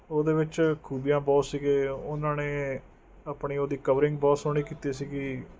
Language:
Punjabi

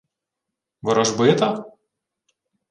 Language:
Ukrainian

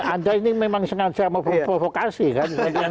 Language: Indonesian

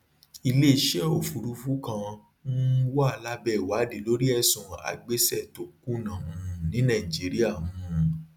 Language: Yoruba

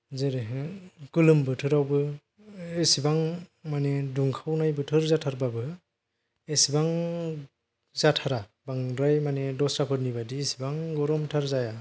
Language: Bodo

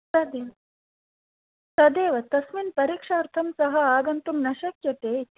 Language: Sanskrit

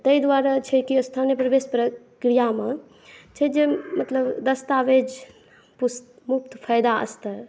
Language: Maithili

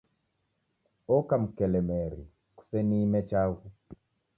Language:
Taita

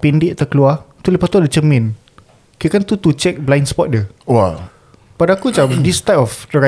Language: Malay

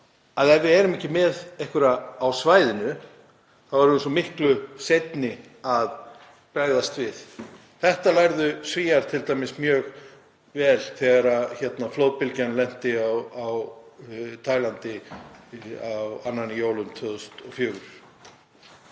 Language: Icelandic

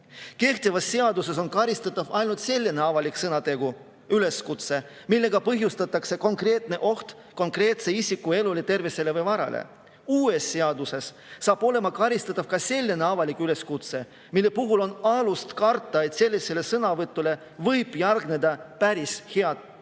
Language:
Estonian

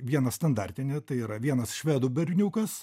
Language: Lithuanian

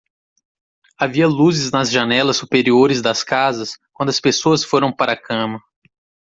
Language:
Portuguese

